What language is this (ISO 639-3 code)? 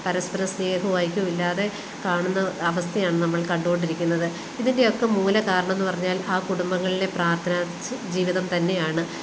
mal